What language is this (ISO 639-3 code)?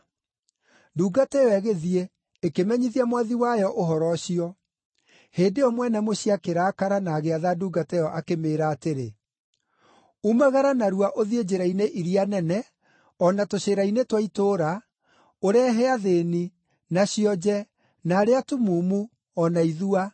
kik